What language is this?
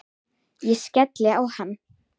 Icelandic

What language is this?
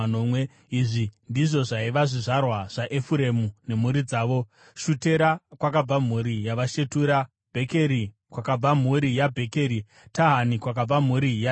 Shona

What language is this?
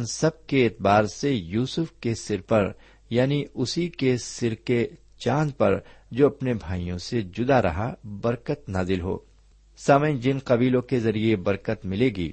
Urdu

